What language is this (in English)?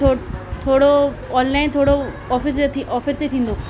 Sindhi